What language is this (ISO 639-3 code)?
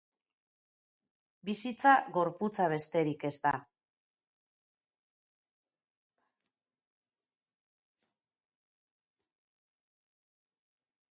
eus